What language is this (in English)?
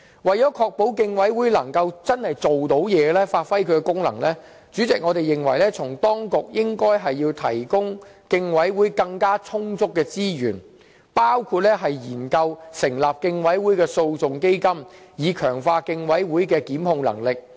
Cantonese